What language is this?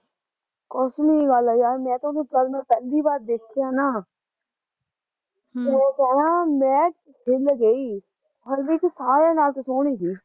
Punjabi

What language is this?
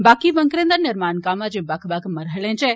Dogri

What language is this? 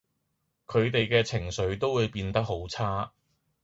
Cantonese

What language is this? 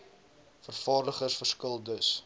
Afrikaans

